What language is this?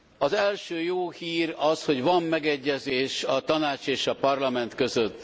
Hungarian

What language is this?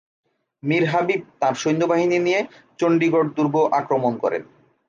Bangla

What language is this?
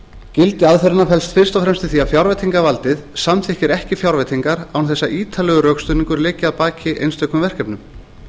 Icelandic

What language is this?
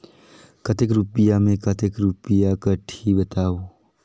Chhattisgarhi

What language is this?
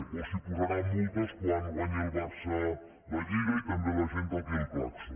Catalan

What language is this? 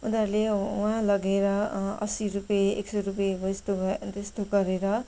Nepali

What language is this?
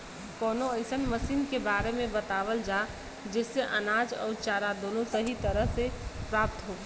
Bhojpuri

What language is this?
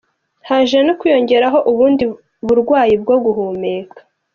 Kinyarwanda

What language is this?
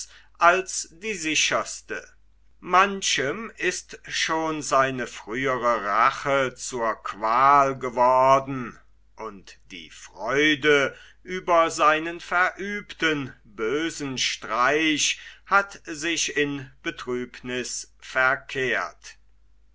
German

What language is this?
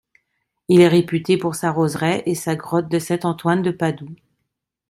French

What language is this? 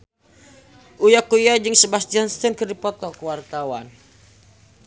Sundanese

